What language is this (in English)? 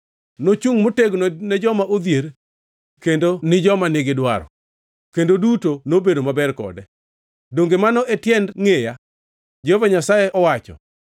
Luo (Kenya and Tanzania)